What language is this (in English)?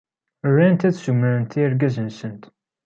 Kabyle